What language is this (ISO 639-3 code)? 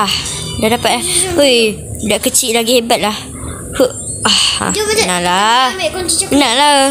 msa